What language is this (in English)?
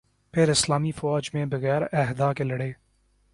Urdu